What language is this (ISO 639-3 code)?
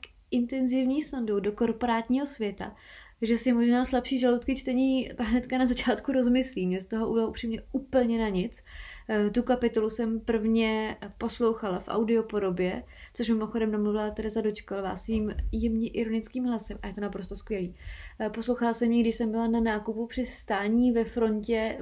ces